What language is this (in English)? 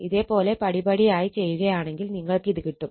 Malayalam